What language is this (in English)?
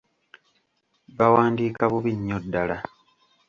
Ganda